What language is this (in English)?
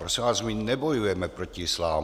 Czech